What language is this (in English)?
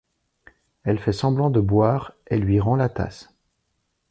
French